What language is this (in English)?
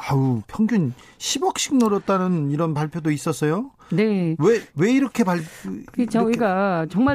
Korean